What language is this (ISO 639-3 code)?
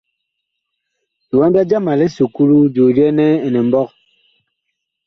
bkh